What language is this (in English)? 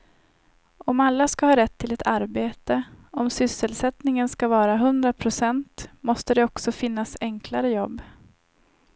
Swedish